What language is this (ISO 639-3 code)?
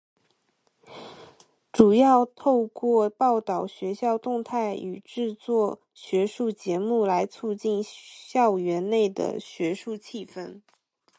zho